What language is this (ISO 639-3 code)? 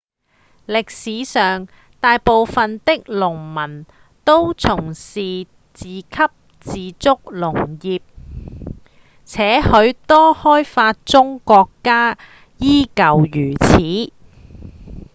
yue